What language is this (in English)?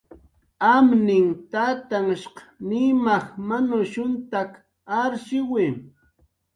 Jaqaru